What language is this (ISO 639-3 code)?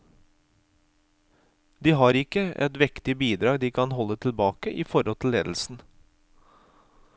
nor